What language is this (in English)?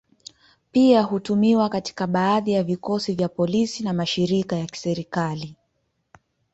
Swahili